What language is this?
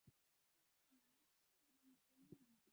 Swahili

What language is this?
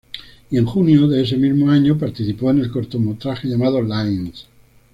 Spanish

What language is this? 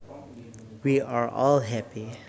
Javanese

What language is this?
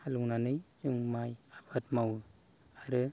Bodo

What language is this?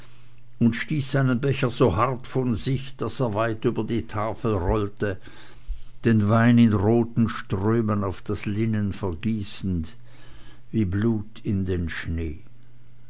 German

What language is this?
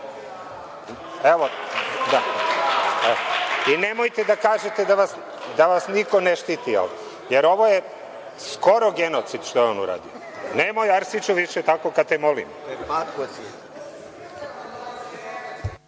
Serbian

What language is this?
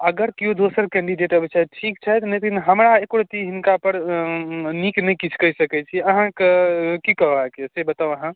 Maithili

